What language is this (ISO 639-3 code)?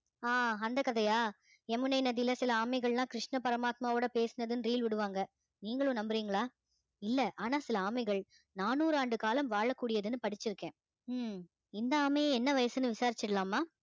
tam